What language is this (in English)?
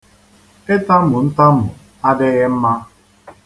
Igbo